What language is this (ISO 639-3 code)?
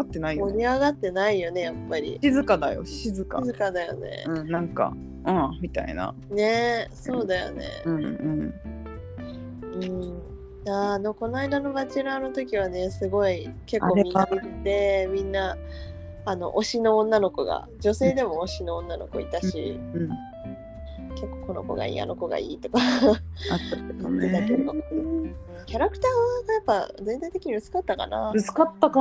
jpn